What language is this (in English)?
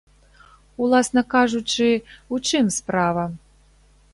Belarusian